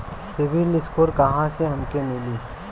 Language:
Bhojpuri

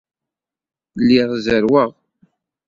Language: Kabyle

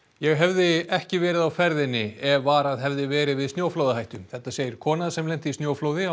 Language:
Icelandic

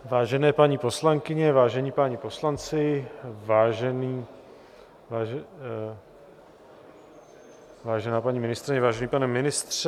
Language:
Czech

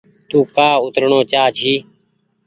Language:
Goaria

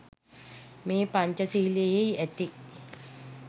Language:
Sinhala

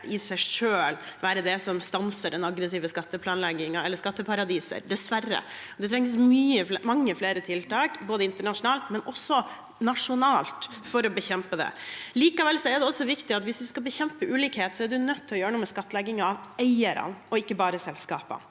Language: Norwegian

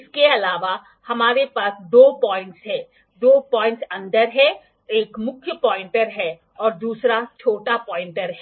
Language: Hindi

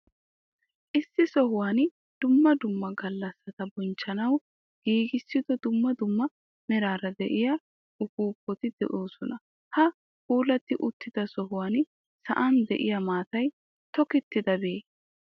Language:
Wolaytta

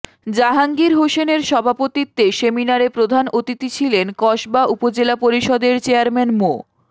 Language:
Bangla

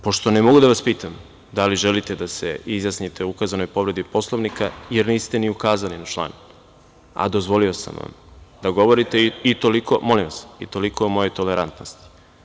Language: Serbian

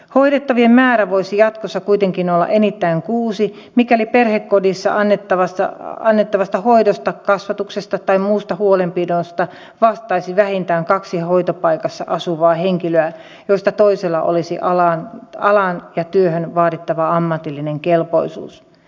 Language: Finnish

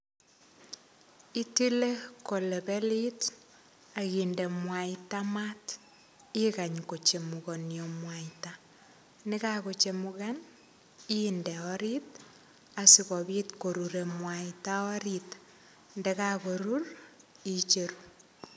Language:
Kalenjin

